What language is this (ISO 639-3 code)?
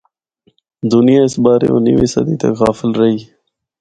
hno